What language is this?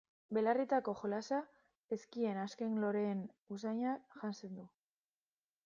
Basque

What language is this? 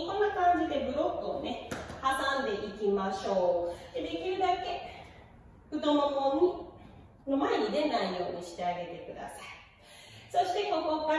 Japanese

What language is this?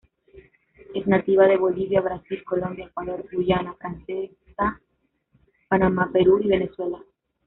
Spanish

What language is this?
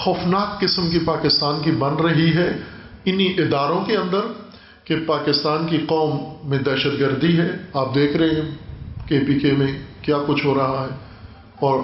Urdu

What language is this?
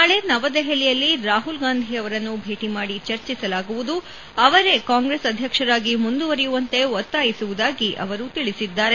Kannada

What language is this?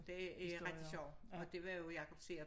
Danish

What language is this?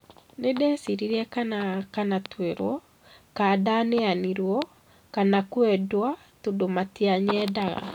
Kikuyu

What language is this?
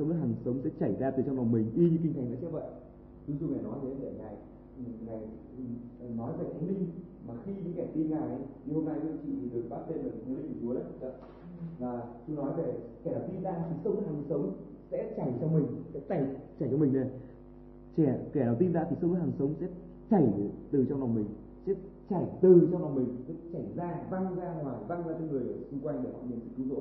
Vietnamese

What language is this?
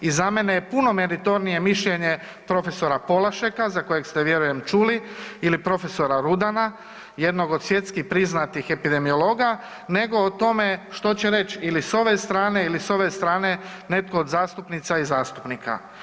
Croatian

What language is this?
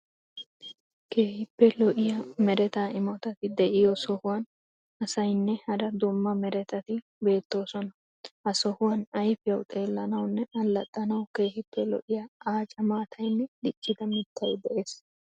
Wolaytta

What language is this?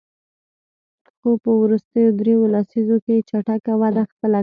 Pashto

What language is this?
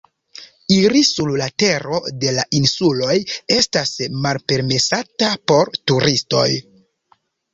Esperanto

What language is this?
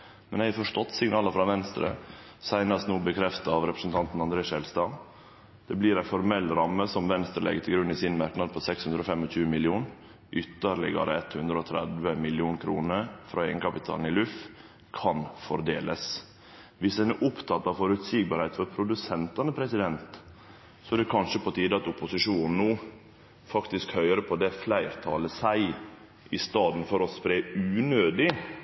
Norwegian Nynorsk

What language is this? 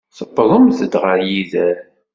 Kabyle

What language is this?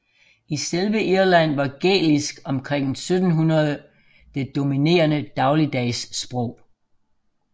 Danish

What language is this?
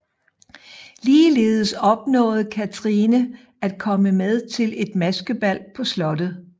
Danish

